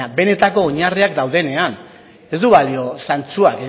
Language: Basque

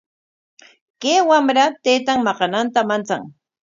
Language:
Corongo Ancash Quechua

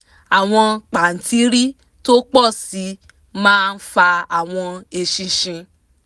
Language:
Yoruba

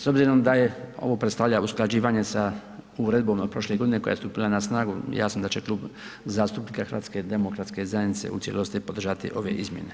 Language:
Croatian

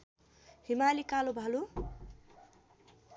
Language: Nepali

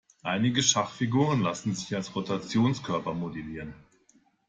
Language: German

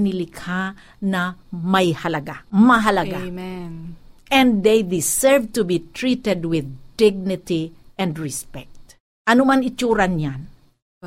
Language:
Filipino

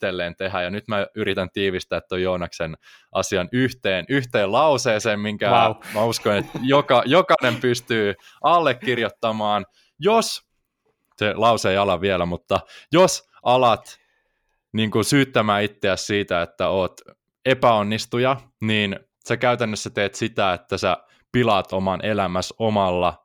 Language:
Finnish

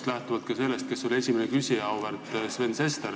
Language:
Estonian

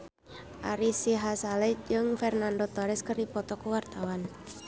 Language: Sundanese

